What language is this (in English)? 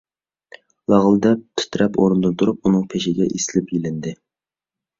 Uyghur